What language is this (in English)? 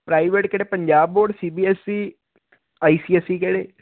Punjabi